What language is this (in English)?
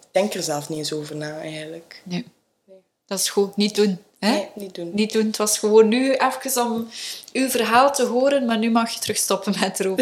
Dutch